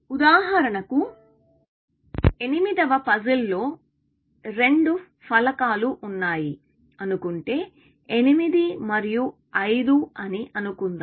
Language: Telugu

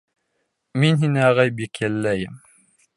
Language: Bashkir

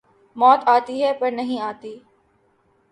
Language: Urdu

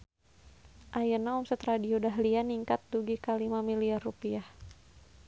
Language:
Sundanese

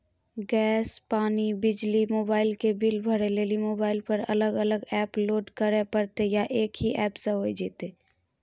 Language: Maithili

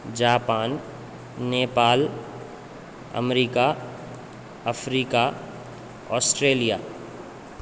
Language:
Sanskrit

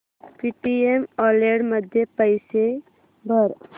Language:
Marathi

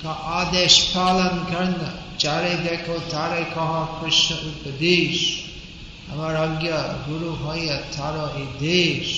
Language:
Hindi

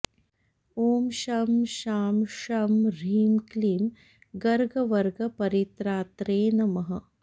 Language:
Sanskrit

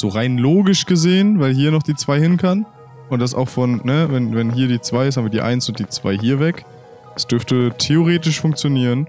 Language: German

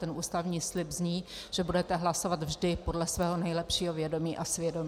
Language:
Czech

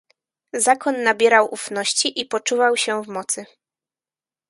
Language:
Polish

